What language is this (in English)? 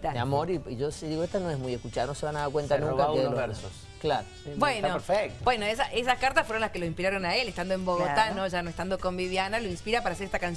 Spanish